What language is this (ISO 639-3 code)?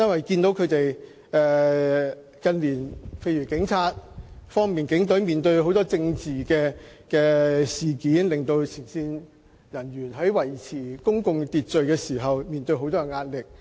yue